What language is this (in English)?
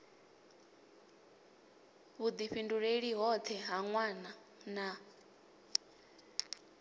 Venda